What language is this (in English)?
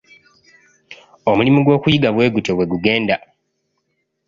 Ganda